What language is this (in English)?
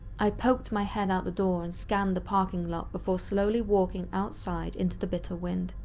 English